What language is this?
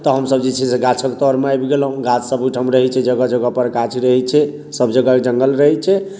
Maithili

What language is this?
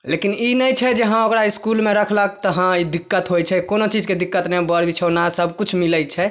Maithili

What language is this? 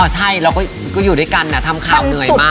Thai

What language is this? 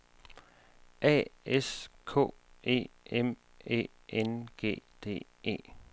Danish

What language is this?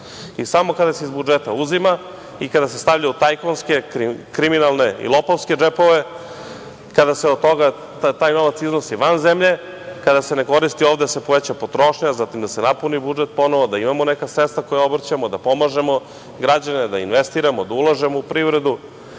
Serbian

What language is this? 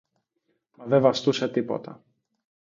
Greek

